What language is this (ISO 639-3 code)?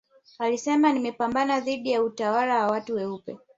swa